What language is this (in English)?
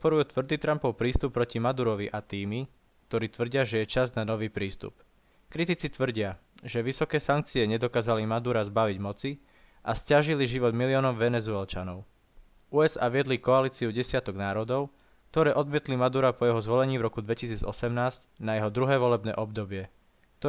Slovak